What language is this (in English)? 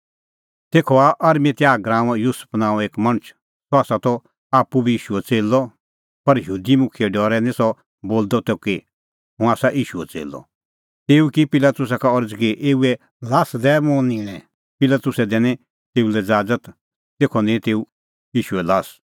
Kullu Pahari